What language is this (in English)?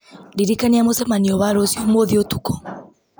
Kikuyu